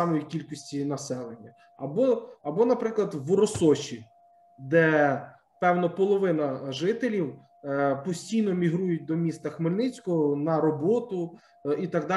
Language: Ukrainian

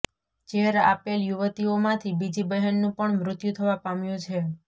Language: Gujarati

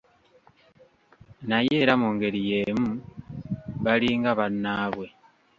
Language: Ganda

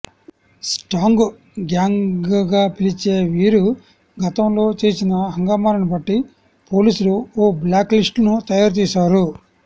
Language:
Telugu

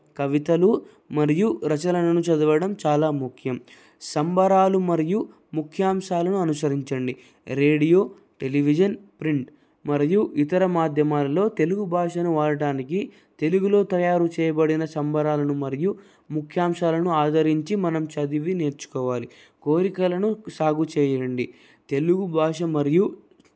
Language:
Telugu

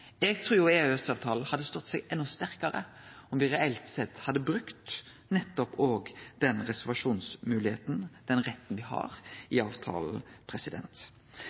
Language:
Norwegian Nynorsk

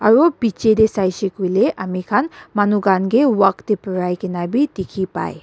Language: Naga Pidgin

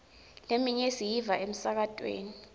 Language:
Swati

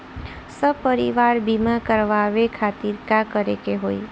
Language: Bhojpuri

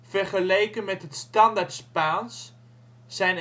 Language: Dutch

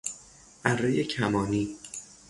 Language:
Persian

